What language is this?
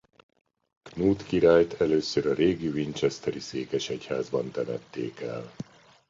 Hungarian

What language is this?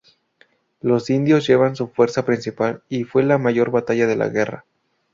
Spanish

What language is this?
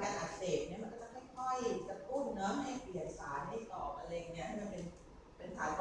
Thai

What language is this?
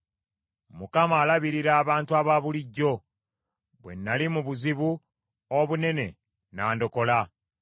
Ganda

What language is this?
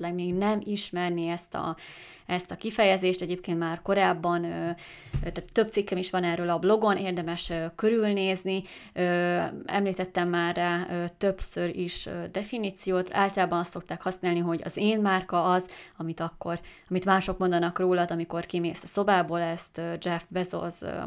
Hungarian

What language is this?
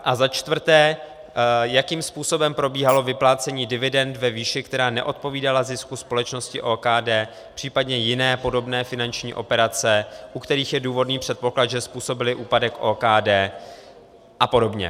Czech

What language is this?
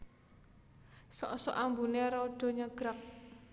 Javanese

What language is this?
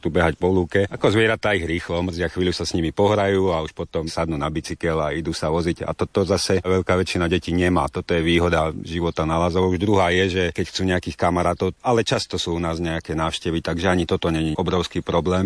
Slovak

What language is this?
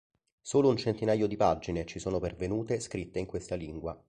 Italian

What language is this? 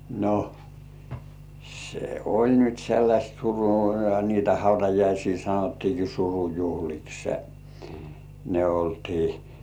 Finnish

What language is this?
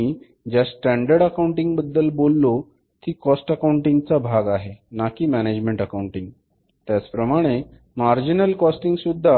Marathi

